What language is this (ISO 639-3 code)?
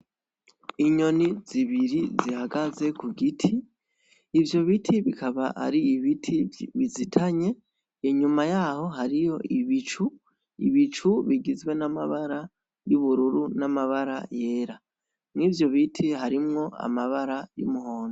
run